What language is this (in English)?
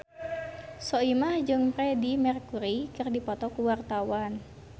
Sundanese